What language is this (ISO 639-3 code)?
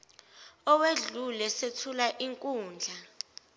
zul